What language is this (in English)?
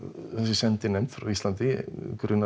Icelandic